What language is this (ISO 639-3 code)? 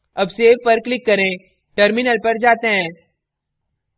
hin